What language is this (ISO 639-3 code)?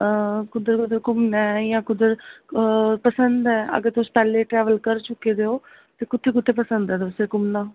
doi